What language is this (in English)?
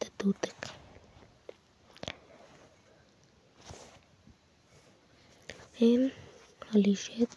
Kalenjin